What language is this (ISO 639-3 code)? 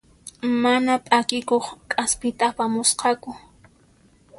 qxp